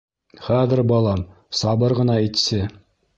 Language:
Bashkir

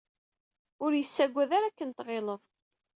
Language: Kabyle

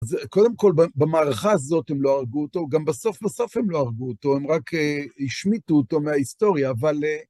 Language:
Hebrew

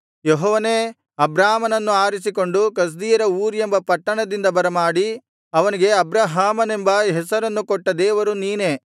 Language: Kannada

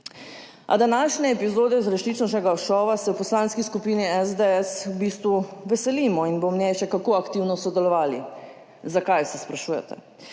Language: Slovenian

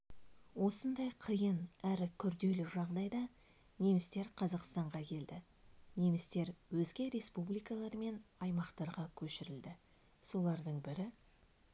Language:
Kazakh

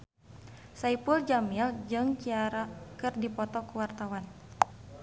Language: Sundanese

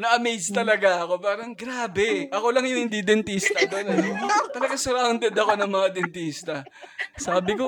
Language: Filipino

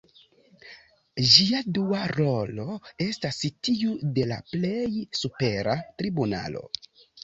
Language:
Esperanto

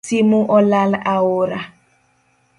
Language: Luo (Kenya and Tanzania)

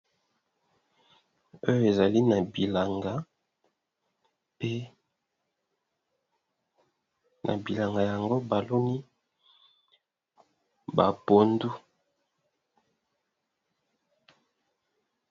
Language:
Lingala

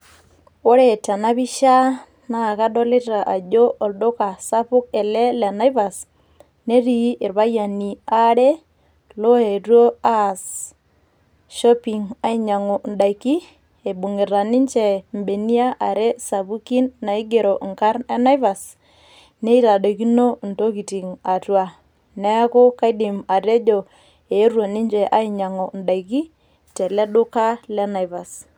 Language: Masai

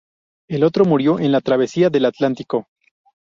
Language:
Spanish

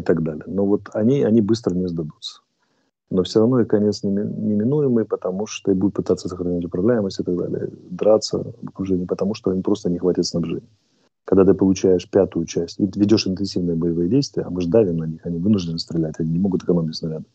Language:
Russian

